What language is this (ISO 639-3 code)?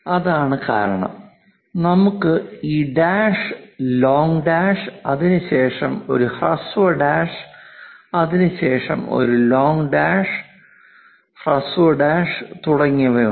mal